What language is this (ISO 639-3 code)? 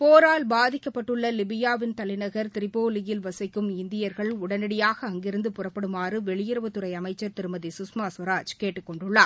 tam